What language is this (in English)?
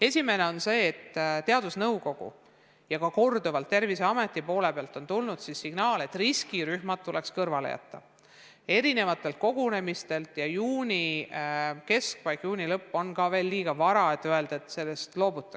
Estonian